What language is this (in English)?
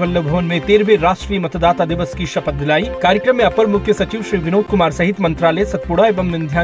Hindi